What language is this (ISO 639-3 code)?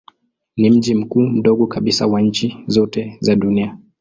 swa